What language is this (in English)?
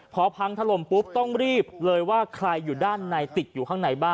Thai